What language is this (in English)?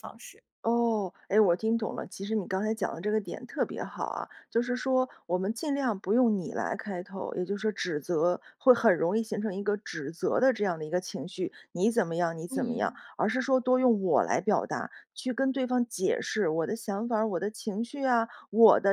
Chinese